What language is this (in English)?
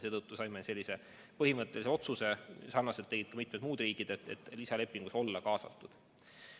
Estonian